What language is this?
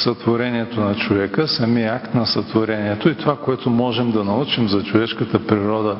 Bulgarian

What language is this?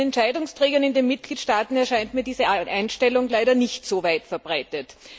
German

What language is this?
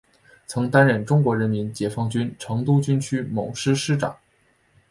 Chinese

